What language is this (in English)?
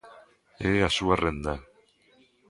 Galician